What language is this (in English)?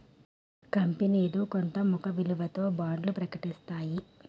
Telugu